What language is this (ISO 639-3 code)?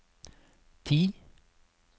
nor